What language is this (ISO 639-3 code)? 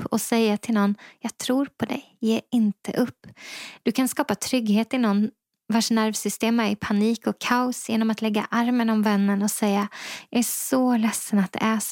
swe